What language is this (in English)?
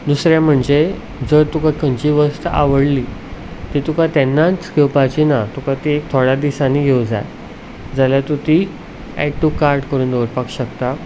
Konkani